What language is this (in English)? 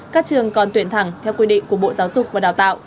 Vietnamese